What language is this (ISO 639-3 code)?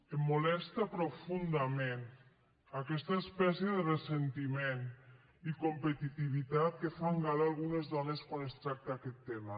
cat